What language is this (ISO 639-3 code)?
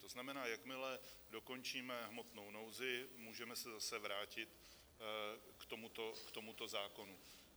ces